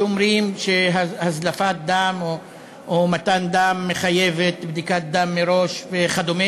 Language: Hebrew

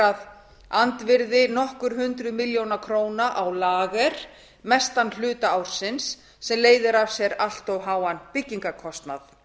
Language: Icelandic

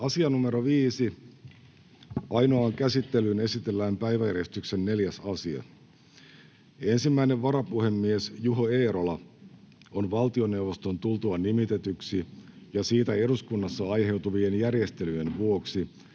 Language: Finnish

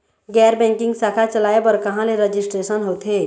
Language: Chhattisgarhi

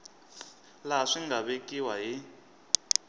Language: Tsonga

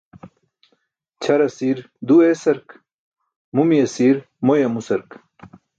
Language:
Burushaski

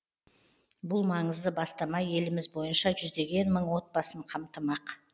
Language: Kazakh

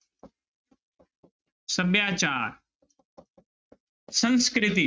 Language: Punjabi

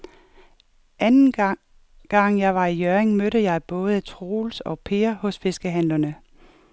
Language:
Danish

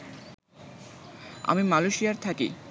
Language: Bangla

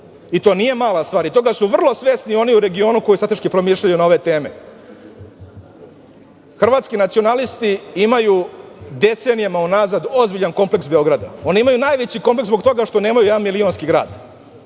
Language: Serbian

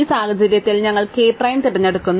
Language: Malayalam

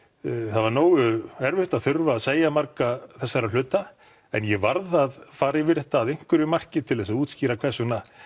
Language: Icelandic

